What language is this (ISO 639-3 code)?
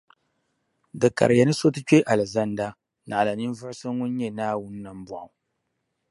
dag